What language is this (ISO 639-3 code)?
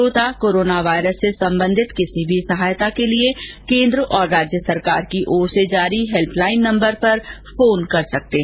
hin